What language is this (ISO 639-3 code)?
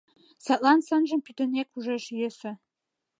chm